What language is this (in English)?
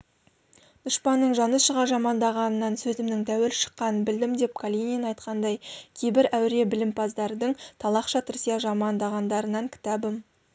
Kazakh